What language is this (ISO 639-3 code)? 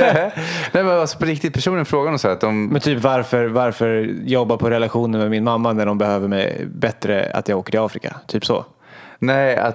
swe